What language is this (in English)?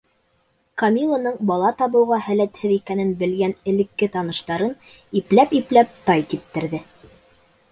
Bashkir